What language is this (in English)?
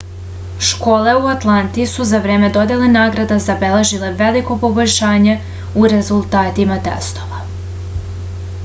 Serbian